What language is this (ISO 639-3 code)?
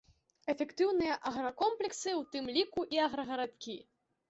bel